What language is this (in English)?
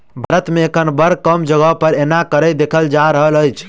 Maithili